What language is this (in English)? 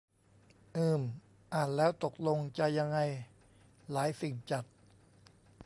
Thai